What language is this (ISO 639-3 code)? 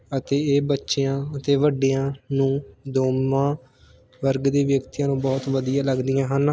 pan